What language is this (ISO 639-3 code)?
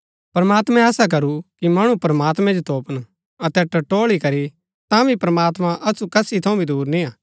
gbk